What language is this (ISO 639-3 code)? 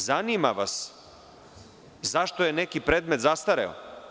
srp